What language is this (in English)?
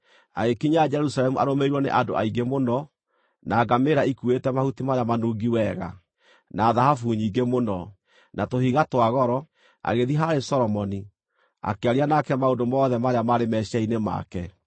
Kikuyu